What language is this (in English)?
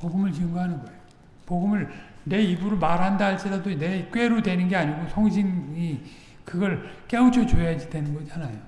Korean